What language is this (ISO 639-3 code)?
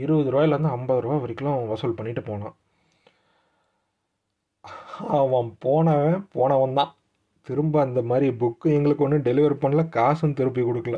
tam